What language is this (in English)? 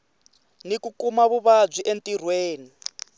Tsonga